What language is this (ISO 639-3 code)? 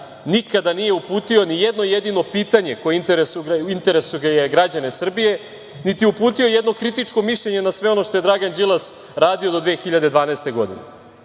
srp